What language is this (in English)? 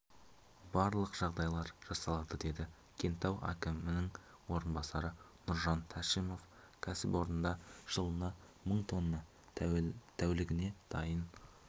Kazakh